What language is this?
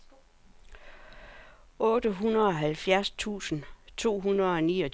Danish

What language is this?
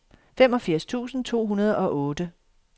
Danish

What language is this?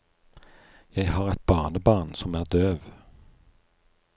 Norwegian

